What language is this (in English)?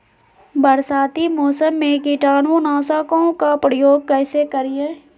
Magahi